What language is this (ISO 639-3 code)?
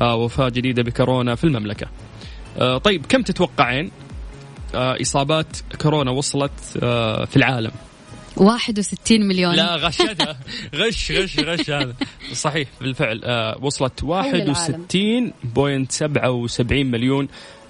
ara